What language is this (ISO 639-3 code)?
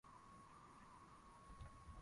swa